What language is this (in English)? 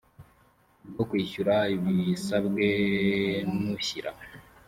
Kinyarwanda